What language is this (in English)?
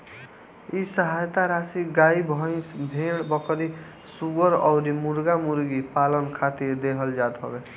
Bhojpuri